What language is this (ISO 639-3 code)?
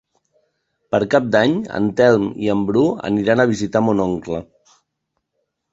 cat